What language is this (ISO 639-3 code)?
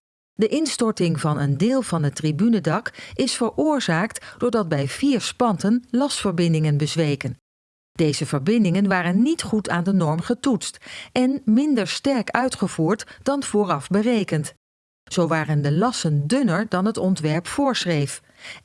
nld